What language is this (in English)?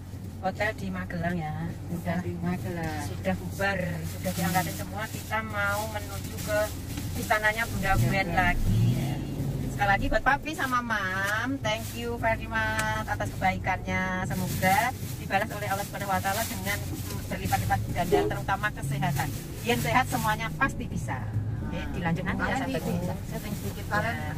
Indonesian